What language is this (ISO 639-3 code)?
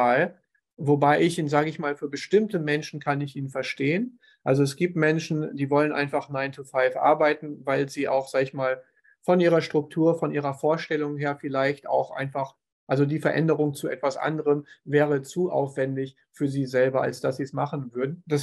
deu